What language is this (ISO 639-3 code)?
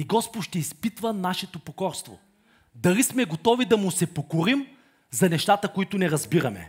bul